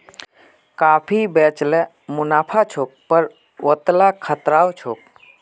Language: Magahi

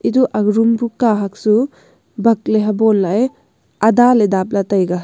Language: Wancho Naga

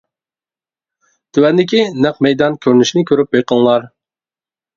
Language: Uyghur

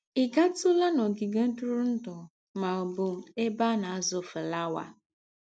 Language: Igbo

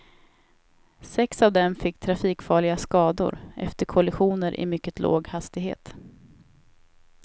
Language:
Swedish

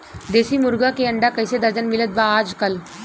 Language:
Bhojpuri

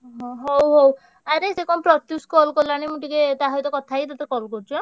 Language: Odia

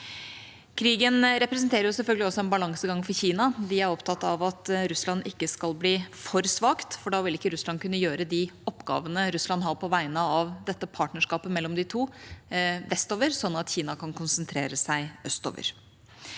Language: Norwegian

